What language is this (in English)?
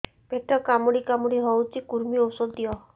Odia